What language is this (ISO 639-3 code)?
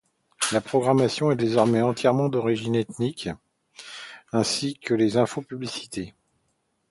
fra